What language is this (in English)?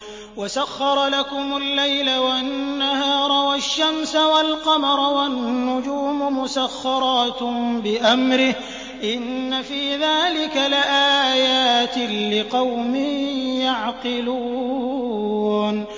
Arabic